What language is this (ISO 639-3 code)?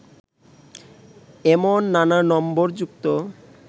ben